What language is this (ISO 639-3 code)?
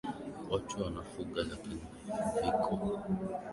swa